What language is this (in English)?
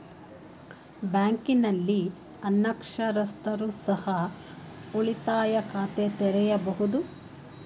Kannada